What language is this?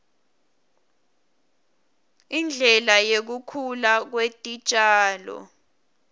Swati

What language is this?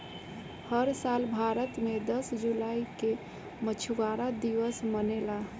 Bhojpuri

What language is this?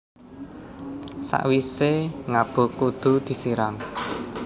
Javanese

